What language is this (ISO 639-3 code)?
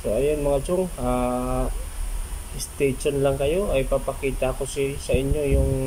fil